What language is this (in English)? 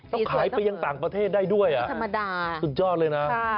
Thai